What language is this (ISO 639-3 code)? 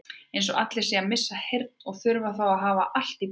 isl